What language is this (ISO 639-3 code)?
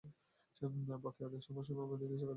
ben